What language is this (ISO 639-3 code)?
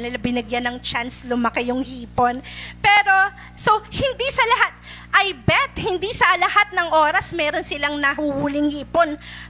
fil